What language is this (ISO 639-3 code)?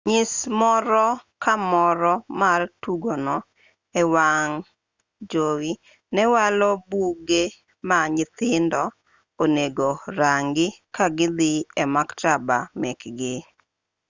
luo